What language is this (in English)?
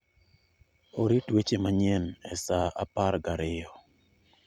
Luo (Kenya and Tanzania)